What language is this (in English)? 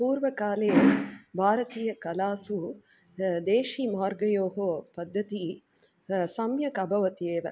Sanskrit